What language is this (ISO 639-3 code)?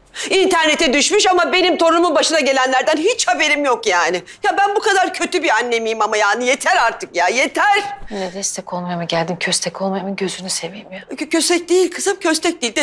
tur